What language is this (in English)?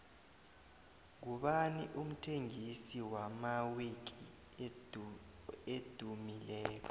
South Ndebele